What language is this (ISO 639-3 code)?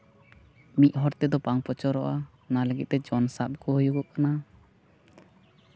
sat